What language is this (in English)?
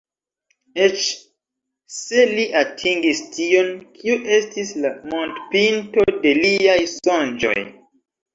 Esperanto